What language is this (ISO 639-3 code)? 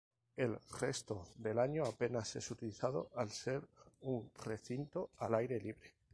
spa